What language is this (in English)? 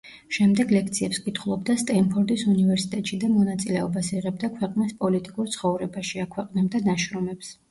Georgian